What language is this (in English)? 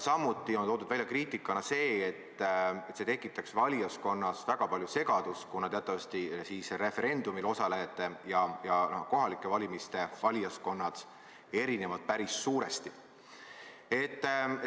Estonian